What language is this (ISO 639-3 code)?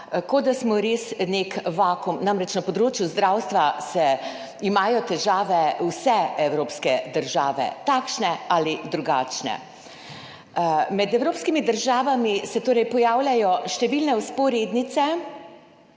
slv